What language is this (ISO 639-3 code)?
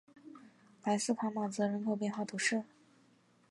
zho